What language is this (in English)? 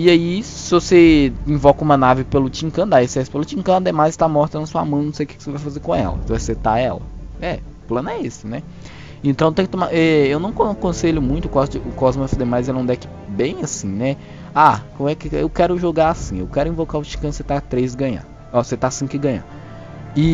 Portuguese